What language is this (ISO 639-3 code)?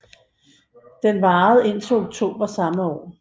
dan